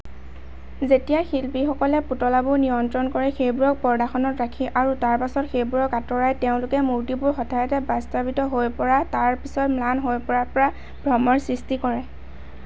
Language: Assamese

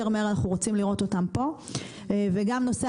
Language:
Hebrew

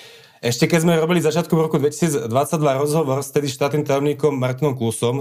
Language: Slovak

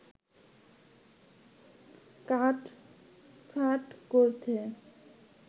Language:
Bangla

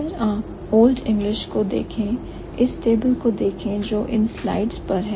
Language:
Hindi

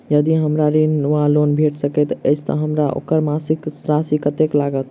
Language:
Maithili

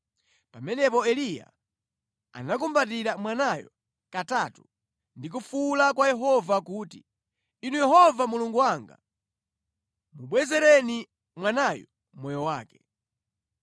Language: Nyanja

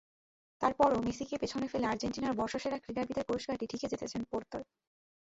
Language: Bangla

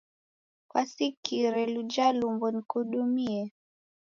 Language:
Taita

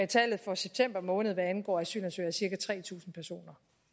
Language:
Danish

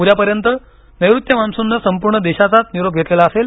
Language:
Marathi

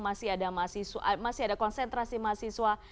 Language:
Indonesian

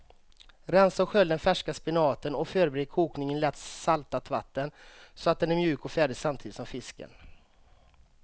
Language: Swedish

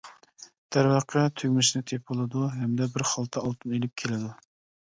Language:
Uyghur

